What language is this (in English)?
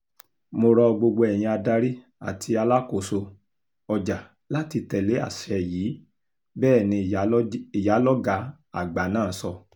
Yoruba